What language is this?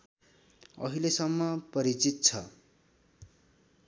Nepali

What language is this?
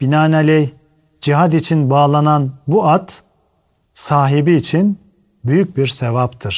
Turkish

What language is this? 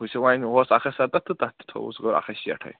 Kashmiri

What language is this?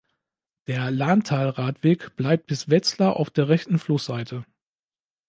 German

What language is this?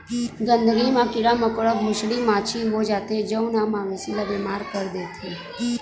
Chhattisgarhi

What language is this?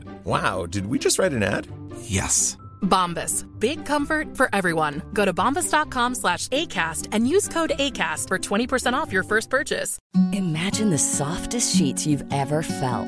Hebrew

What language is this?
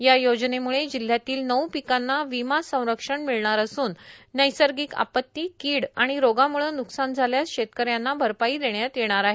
Marathi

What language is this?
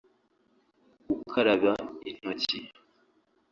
Kinyarwanda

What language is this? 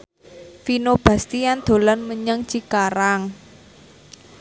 Javanese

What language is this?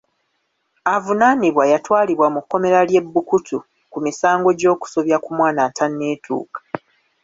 Ganda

